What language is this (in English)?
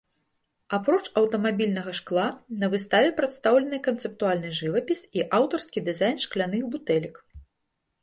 Belarusian